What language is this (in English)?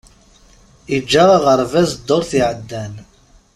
Kabyle